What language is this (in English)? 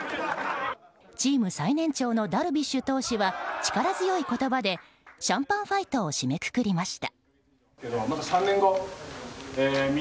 Japanese